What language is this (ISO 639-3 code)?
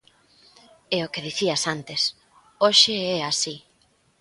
glg